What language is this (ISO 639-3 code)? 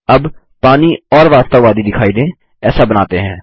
hin